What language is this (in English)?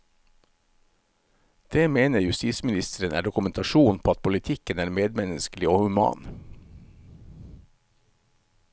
Norwegian